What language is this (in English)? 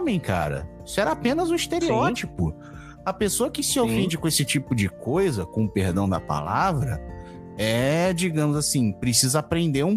Portuguese